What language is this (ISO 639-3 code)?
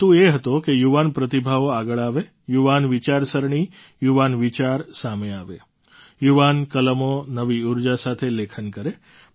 guj